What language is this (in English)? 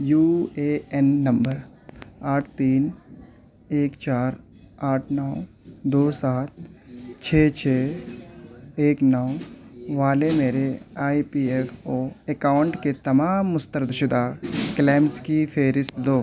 Urdu